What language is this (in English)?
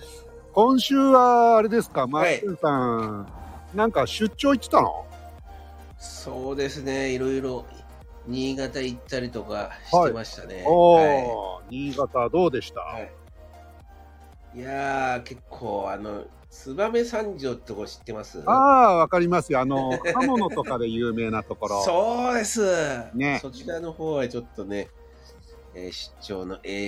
Japanese